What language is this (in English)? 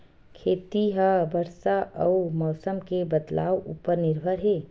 Chhattisgarhi